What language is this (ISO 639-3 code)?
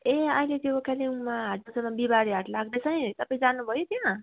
nep